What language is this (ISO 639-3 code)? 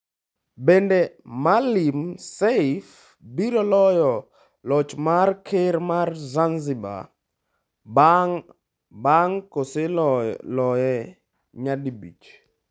luo